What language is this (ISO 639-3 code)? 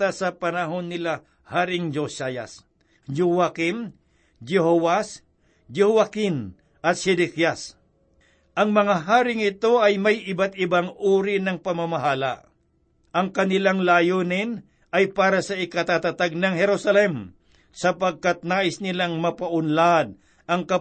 fil